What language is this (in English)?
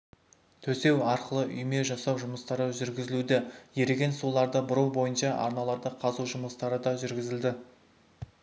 Kazakh